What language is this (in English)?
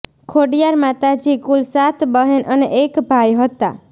Gujarati